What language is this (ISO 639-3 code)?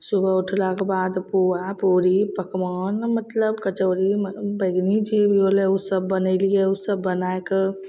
mai